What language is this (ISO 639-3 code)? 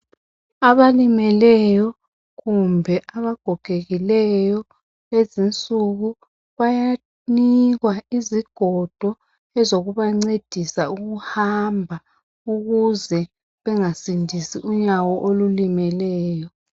nde